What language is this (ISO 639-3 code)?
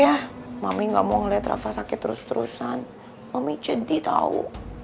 ind